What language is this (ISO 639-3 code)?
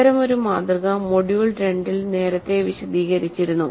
mal